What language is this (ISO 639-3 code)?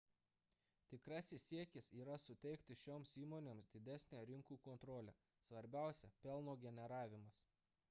lit